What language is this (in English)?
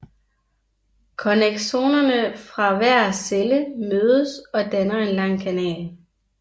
Danish